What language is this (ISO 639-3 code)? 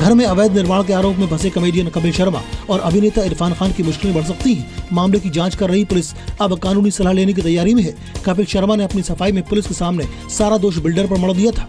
hin